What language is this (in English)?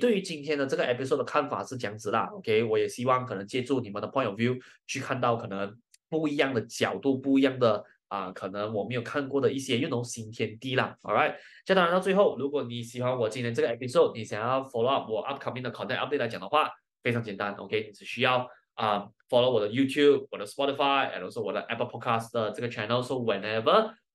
Chinese